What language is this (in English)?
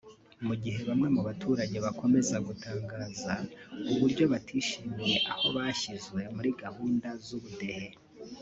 Kinyarwanda